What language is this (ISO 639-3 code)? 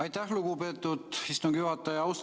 est